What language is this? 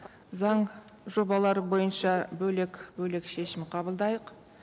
Kazakh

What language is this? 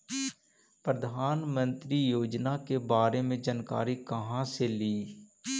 Magahi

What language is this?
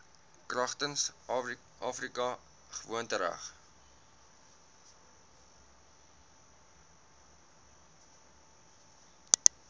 Afrikaans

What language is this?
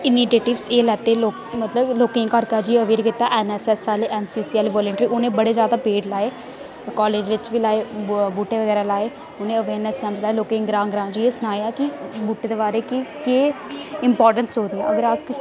Dogri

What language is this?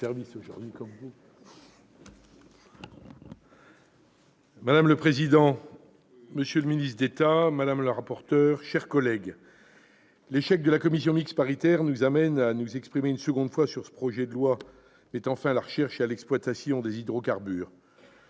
French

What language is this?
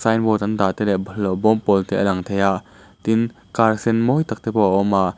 Mizo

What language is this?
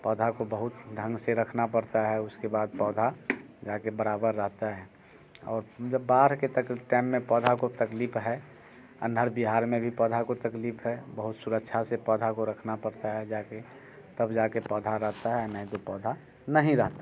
Hindi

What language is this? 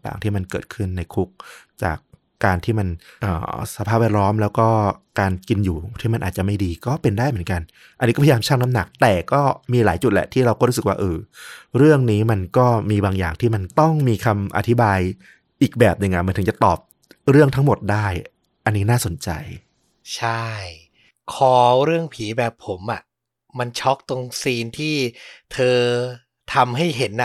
Thai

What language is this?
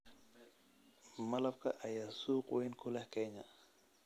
Somali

